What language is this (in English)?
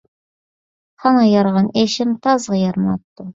Uyghur